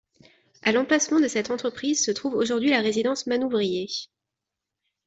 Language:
French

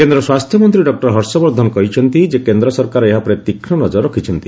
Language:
Odia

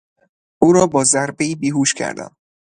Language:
Persian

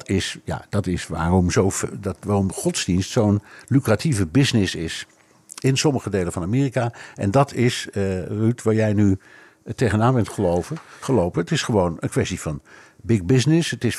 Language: Dutch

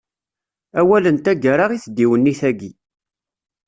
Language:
Kabyle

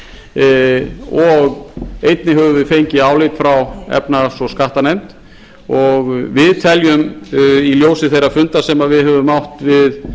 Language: Icelandic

